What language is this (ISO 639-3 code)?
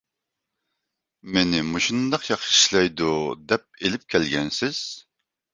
uig